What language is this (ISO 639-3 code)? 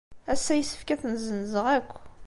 kab